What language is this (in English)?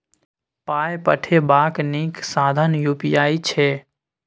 Maithili